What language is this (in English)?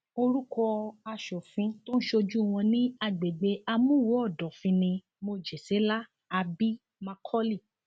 Yoruba